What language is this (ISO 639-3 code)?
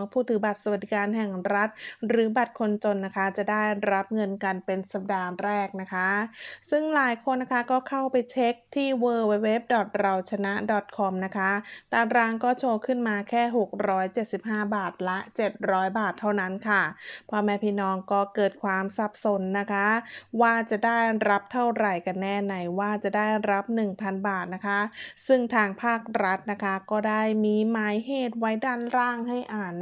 tha